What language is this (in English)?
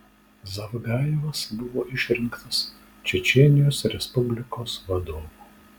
Lithuanian